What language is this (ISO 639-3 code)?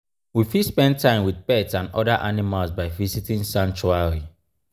pcm